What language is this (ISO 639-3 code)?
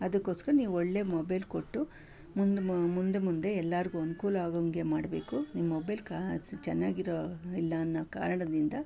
kan